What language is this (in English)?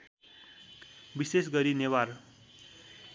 Nepali